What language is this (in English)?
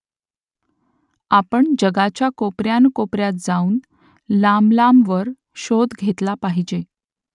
Marathi